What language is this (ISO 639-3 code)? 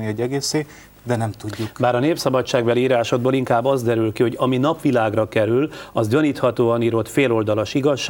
hun